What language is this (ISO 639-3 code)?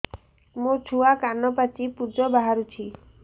ori